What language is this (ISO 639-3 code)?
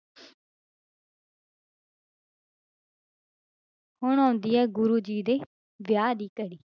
pan